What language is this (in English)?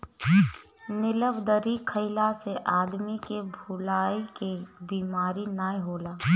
Bhojpuri